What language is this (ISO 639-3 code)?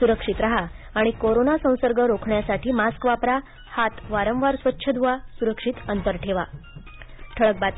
mar